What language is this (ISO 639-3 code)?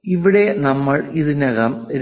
mal